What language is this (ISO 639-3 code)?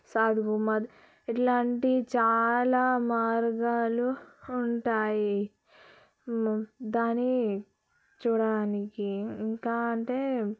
tel